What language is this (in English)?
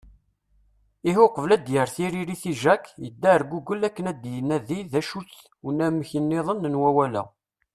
Kabyle